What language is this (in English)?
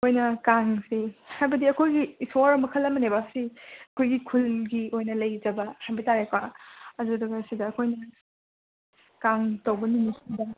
Manipuri